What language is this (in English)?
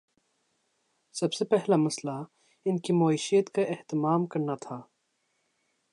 Urdu